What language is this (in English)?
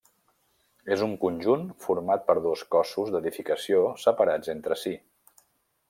Catalan